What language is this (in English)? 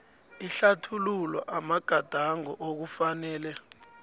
South Ndebele